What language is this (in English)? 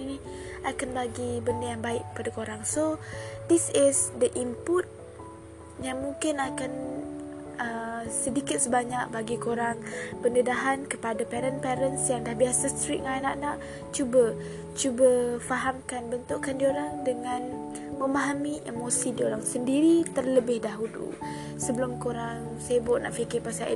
Malay